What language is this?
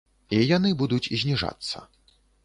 Belarusian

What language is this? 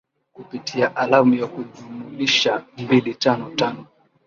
Swahili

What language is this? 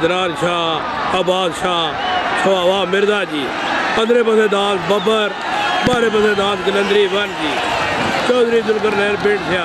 Arabic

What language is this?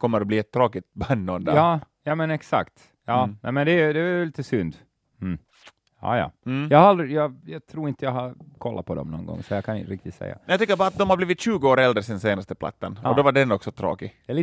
Swedish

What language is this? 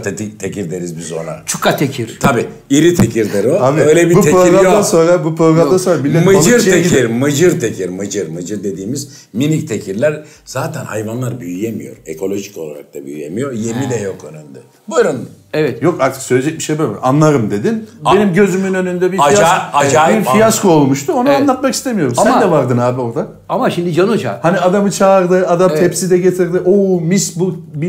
Turkish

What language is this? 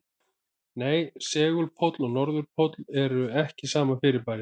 Icelandic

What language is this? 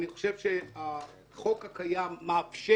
Hebrew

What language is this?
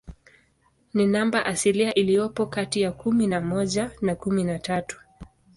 Swahili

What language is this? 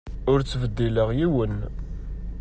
Kabyle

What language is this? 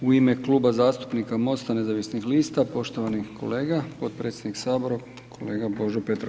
Croatian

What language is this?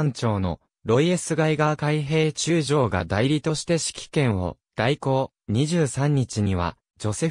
Japanese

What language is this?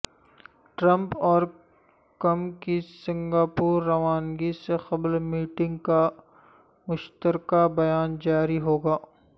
Urdu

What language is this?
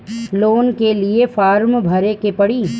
Bhojpuri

